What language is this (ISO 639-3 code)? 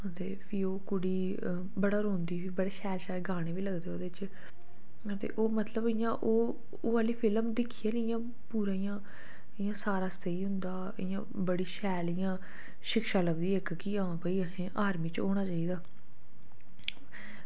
doi